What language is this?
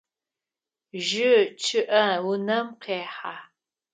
Adyghe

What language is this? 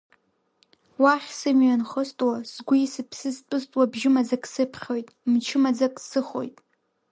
Abkhazian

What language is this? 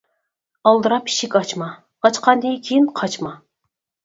Uyghur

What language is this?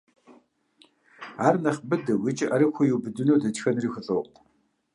Kabardian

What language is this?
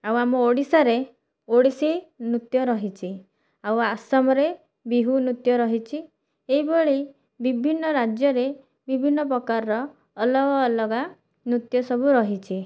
Odia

